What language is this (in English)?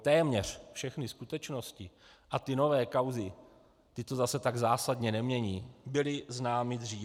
Czech